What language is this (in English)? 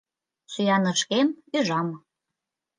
Mari